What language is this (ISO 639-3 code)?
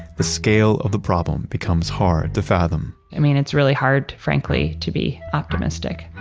eng